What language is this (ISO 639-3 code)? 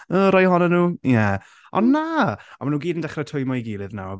cym